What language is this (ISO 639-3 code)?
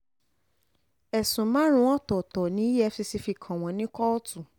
yor